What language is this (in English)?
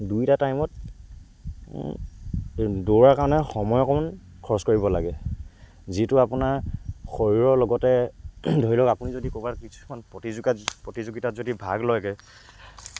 Assamese